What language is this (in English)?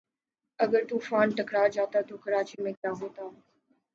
Urdu